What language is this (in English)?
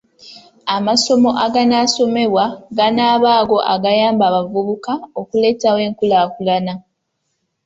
Ganda